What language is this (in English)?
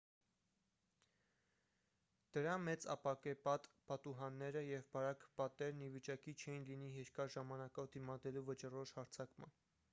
Armenian